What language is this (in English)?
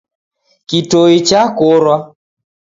Taita